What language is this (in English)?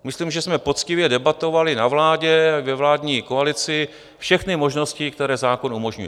Czech